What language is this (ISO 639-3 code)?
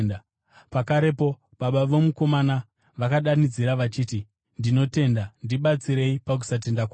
sna